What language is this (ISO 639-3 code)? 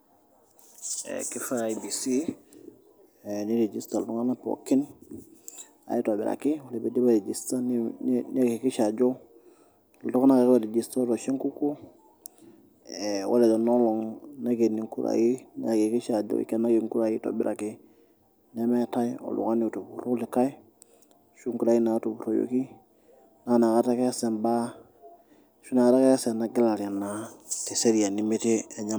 mas